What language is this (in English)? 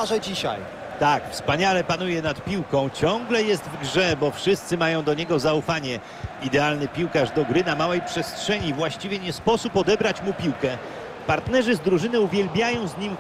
Polish